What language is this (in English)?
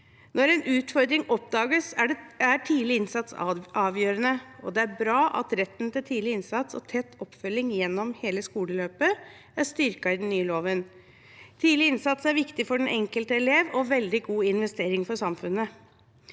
Norwegian